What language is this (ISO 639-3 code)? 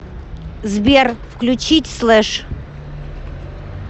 rus